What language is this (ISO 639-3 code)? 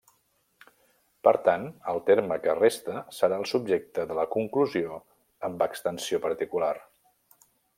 cat